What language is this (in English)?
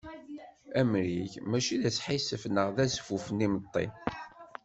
Kabyle